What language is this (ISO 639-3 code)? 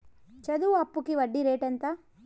tel